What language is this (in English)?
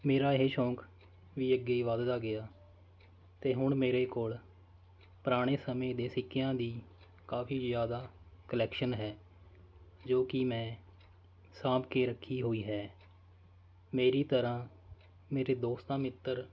Punjabi